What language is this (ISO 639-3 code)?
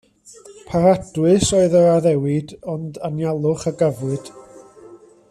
cym